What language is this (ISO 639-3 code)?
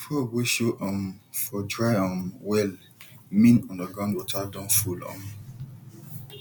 pcm